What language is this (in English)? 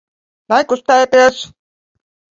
Latvian